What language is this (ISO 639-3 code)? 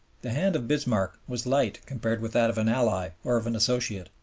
eng